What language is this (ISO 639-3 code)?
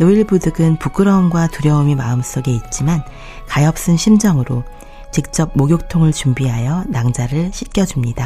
kor